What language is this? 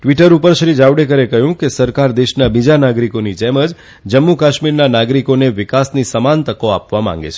Gujarati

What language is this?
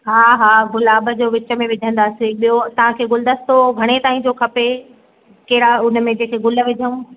Sindhi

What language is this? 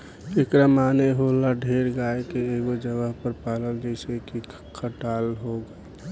Bhojpuri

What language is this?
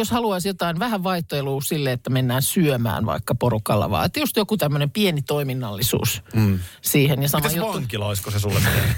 Finnish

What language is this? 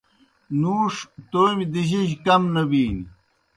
Kohistani Shina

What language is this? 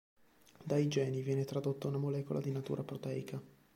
Italian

